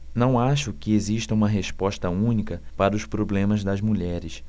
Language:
Portuguese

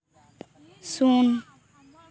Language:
Santali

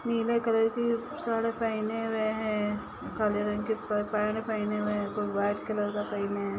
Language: Magahi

